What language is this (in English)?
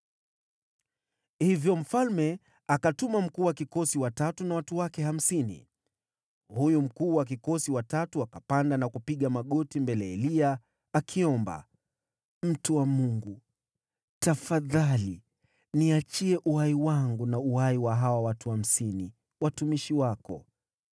Swahili